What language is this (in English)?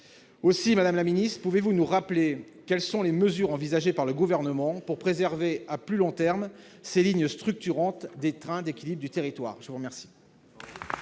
French